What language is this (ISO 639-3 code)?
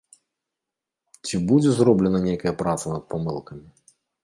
bel